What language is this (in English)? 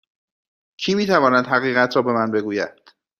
Persian